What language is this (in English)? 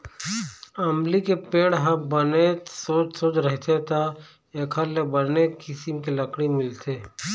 Chhattisgarhi